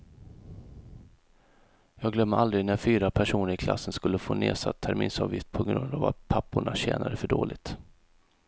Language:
Swedish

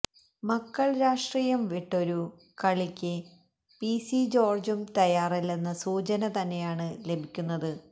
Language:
Malayalam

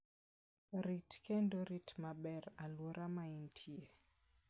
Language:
Luo (Kenya and Tanzania)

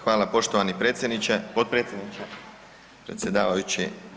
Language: Croatian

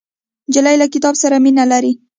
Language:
Pashto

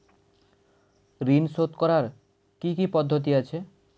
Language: Bangla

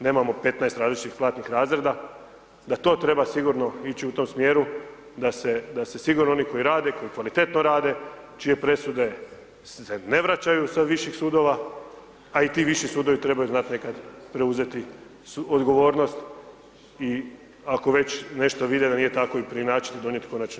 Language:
Croatian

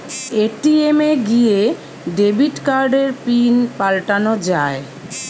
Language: Bangla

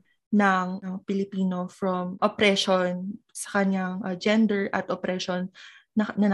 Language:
Filipino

